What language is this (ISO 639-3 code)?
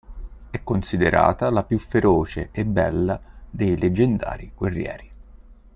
ita